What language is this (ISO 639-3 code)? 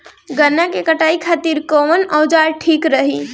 bho